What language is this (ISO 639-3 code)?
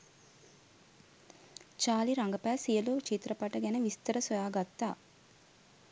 sin